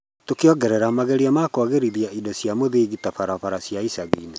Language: Kikuyu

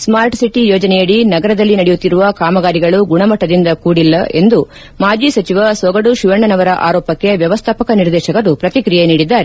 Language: Kannada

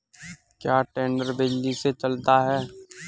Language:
Hindi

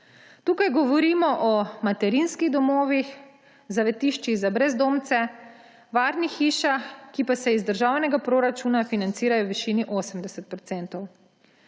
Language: Slovenian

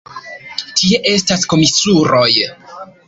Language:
Esperanto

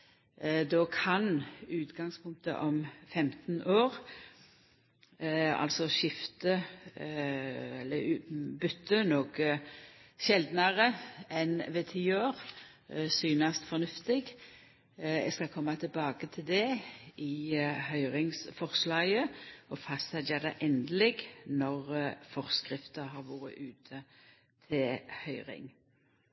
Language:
Norwegian Nynorsk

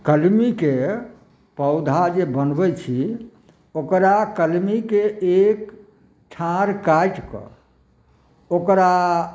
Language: Maithili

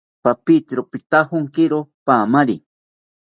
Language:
South Ucayali Ashéninka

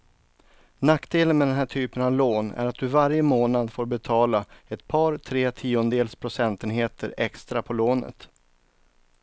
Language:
Swedish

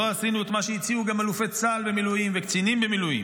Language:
Hebrew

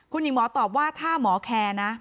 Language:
Thai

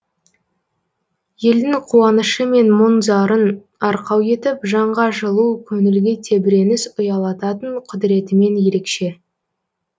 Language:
Kazakh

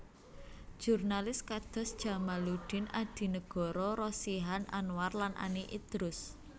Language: Javanese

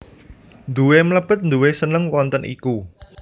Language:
Javanese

